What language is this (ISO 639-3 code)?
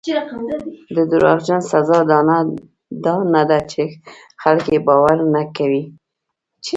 pus